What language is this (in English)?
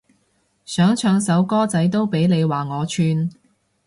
Cantonese